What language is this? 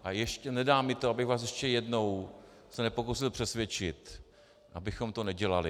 Czech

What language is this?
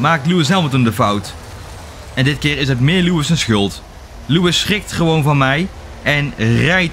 Dutch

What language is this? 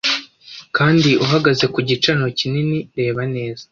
Kinyarwanda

